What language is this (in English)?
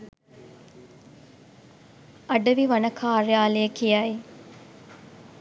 Sinhala